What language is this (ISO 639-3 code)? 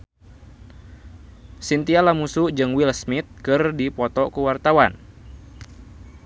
sun